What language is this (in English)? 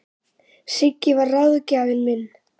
Icelandic